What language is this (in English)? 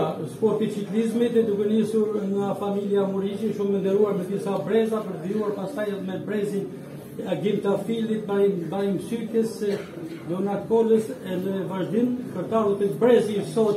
Romanian